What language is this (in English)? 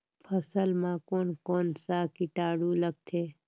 Chhattisgarhi